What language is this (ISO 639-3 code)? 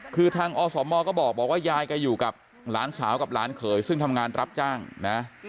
tha